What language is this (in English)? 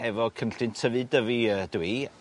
Welsh